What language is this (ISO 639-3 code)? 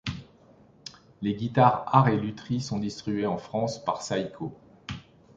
fra